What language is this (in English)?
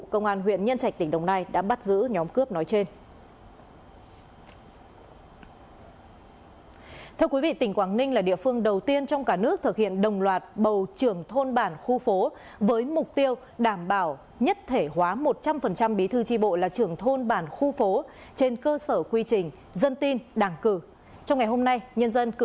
Vietnamese